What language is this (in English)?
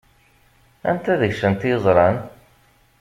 Kabyle